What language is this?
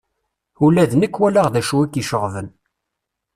Kabyle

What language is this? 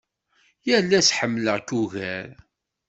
Kabyle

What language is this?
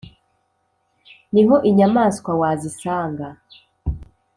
Kinyarwanda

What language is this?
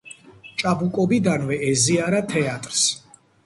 Georgian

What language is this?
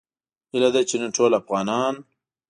Pashto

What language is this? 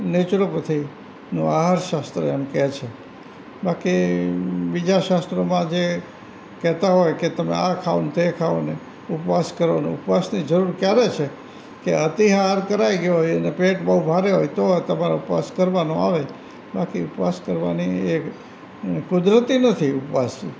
Gujarati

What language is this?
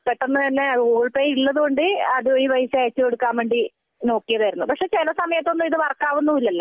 Malayalam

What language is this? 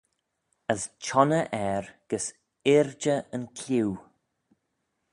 Manx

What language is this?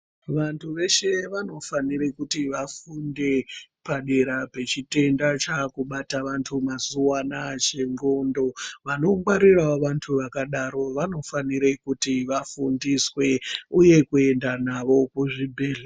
Ndau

